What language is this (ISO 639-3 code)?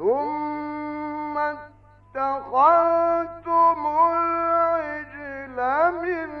ara